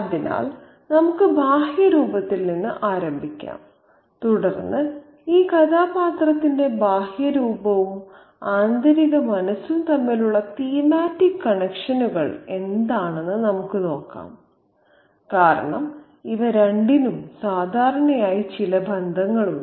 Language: Malayalam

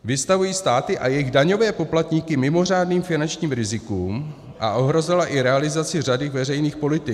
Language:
Czech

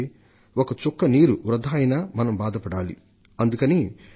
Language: Telugu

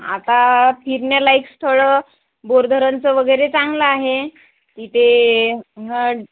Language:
Marathi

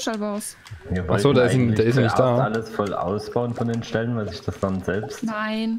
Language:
German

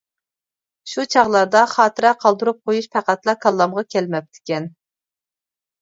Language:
Uyghur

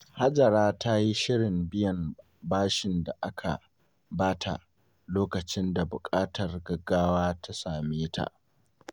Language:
Hausa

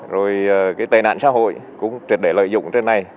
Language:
Vietnamese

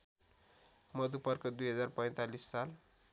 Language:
Nepali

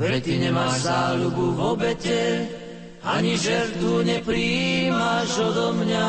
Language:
Slovak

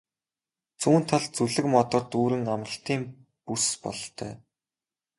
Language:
Mongolian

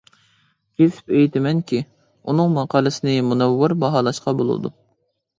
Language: Uyghur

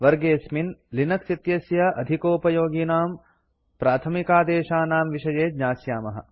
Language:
Sanskrit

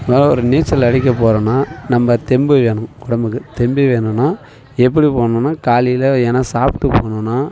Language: Tamil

